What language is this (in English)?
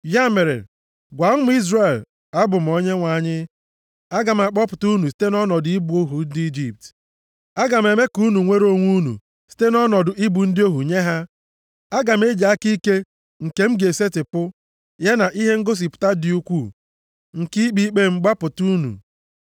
Igbo